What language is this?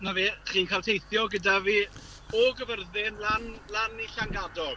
Welsh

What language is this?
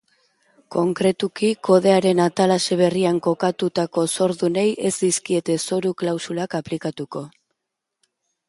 Basque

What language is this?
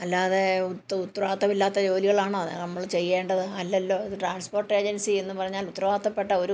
Malayalam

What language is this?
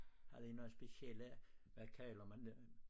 Danish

